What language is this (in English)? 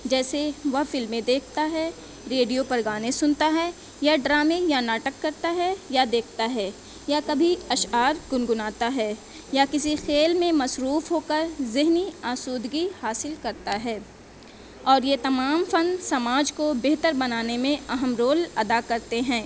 Urdu